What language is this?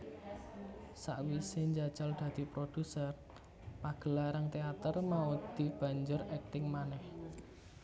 Javanese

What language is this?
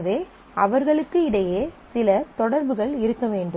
Tamil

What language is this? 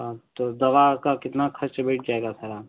Hindi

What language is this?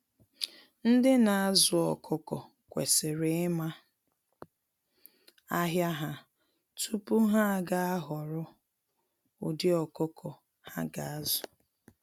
Igbo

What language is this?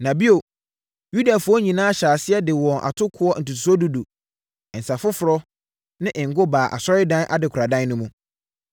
Akan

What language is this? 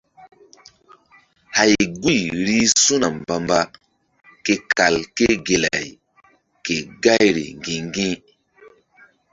Mbum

